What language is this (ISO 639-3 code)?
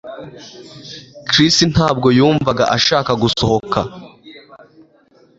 kin